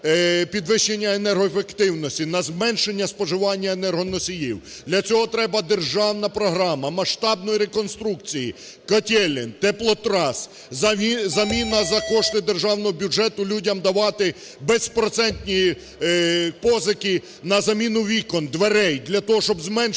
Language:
Ukrainian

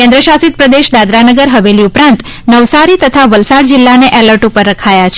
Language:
Gujarati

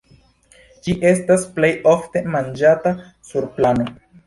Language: Esperanto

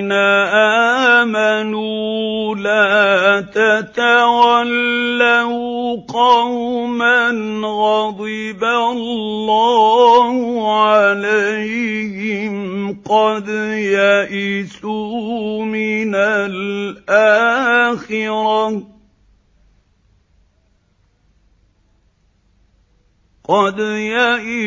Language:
Arabic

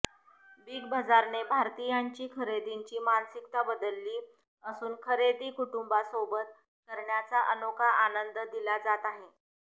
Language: Marathi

